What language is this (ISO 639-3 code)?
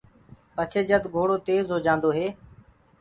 ggg